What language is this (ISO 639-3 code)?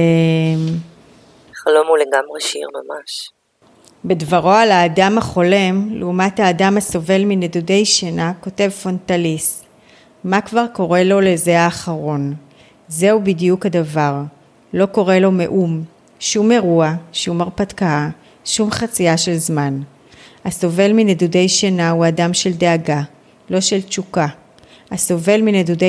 heb